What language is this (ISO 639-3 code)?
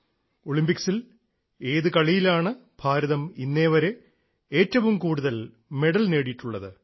mal